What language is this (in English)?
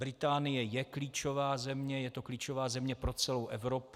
Czech